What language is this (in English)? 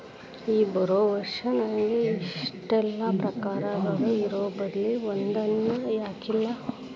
Kannada